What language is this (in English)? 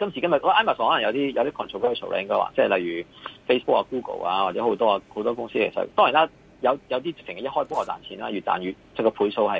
Chinese